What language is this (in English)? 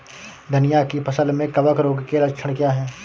Hindi